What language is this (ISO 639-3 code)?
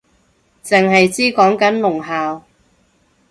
yue